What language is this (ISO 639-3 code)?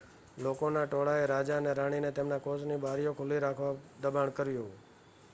guj